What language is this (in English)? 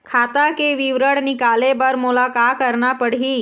Chhattisgarhi